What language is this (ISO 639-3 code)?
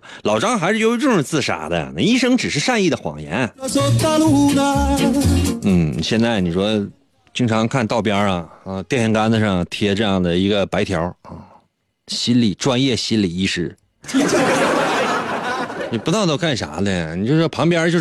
zho